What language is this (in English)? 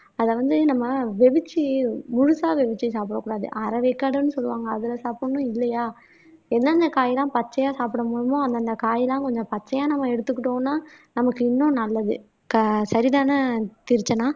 Tamil